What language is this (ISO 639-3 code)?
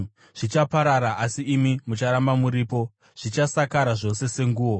sna